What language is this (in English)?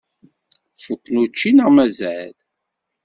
Kabyle